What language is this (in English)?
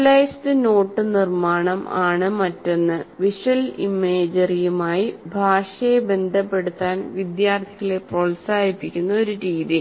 Malayalam